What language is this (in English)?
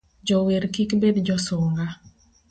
Luo (Kenya and Tanzania)